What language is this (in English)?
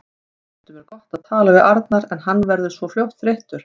Icelandic